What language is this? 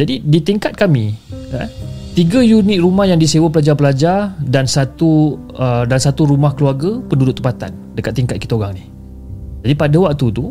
Malay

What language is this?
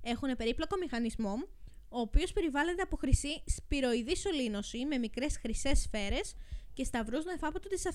Greek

